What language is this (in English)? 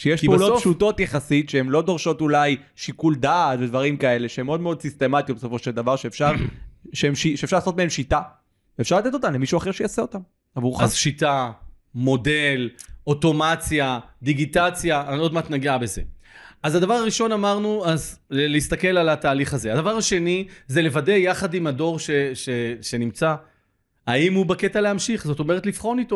Hebrew